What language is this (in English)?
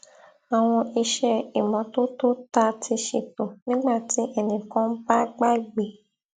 Yoruba